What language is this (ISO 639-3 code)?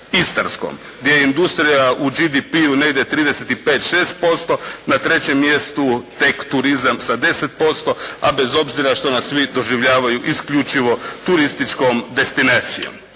hrv